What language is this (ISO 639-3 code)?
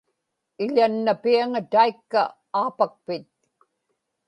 ipk